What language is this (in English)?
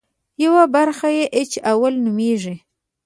Pashto